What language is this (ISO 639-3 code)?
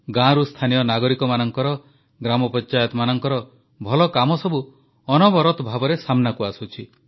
ori